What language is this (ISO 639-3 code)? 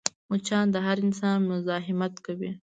pus